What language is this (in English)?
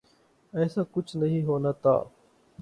Urdu